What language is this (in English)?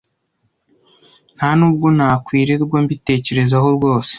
Kinyarwanda